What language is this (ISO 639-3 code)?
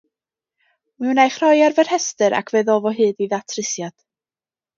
cym